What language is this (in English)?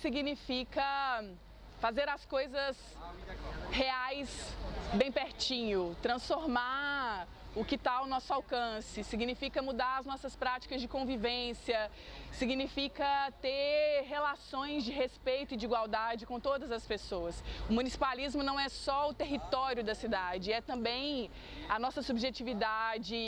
Portuguese